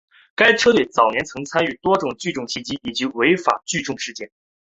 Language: Chinese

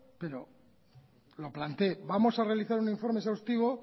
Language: Spanish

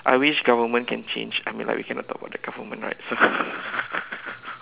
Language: English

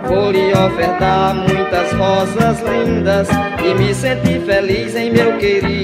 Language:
Portuguese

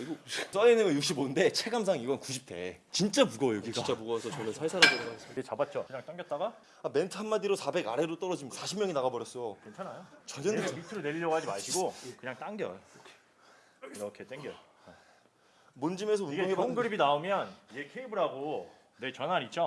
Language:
Korean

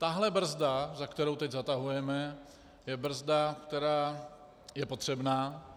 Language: Czech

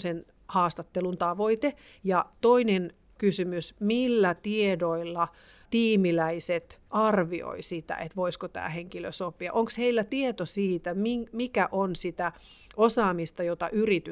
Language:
Finnish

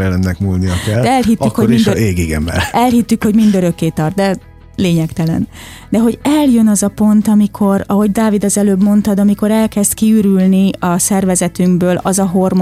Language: Hungarian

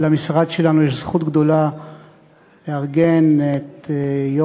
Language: Hebrew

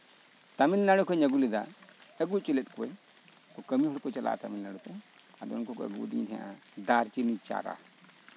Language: Santali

